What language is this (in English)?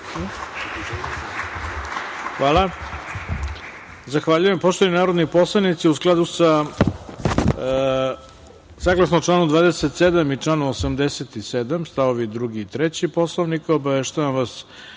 Serbian